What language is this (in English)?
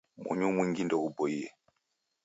Taita